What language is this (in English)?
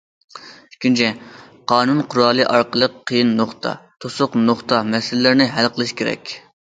Uyghur